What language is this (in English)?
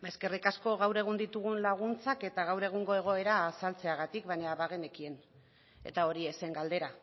Basque